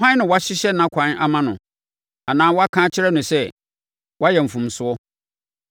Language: Akan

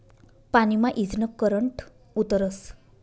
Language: Marathi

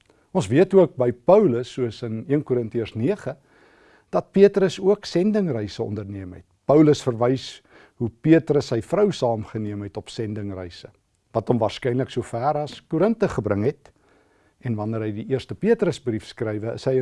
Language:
Dutch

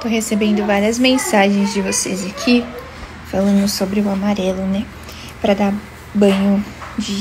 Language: Portuguese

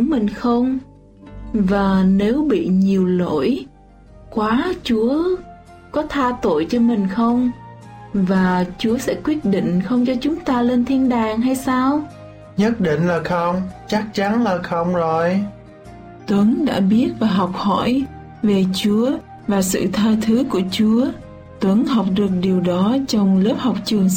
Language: Vietnamese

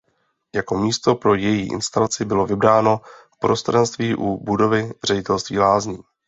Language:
Czech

